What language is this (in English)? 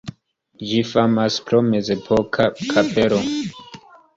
Esperanto